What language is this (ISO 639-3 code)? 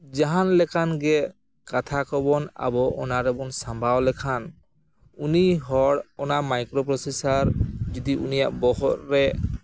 sat